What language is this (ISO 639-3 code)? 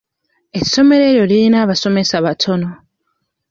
lug